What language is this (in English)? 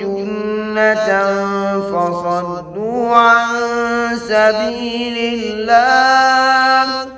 Arabic